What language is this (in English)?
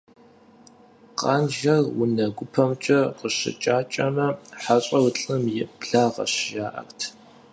Kabardian